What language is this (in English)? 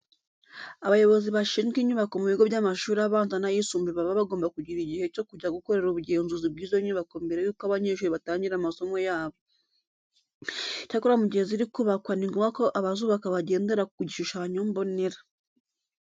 Kinyarwanda